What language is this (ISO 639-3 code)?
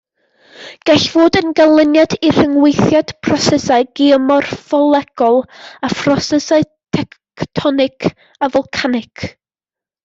cym